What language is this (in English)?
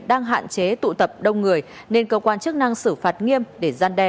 Vietnamese